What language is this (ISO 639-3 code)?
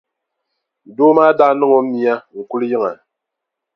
dag